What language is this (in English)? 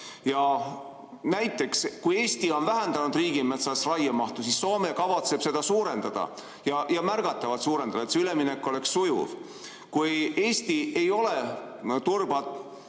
Estonian